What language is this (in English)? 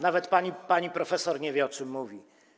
Polish